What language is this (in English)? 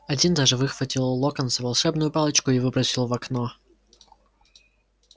Russian